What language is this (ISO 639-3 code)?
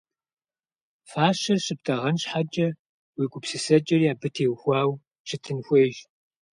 kbd